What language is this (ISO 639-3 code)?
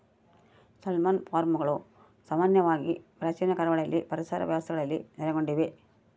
kan